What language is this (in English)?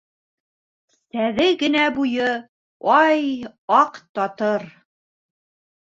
Bashkir